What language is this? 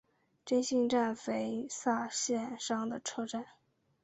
Chinese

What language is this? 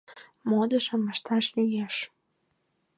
Mari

